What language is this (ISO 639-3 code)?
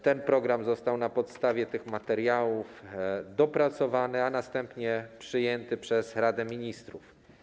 pol